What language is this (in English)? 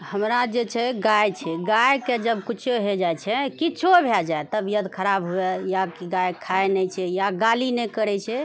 Maithili